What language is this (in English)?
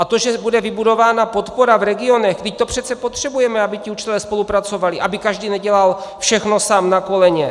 Czech